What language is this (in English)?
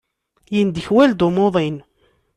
Kabyle